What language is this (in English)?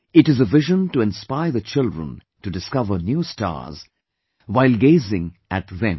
English